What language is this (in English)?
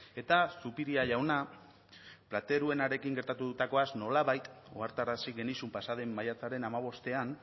Basque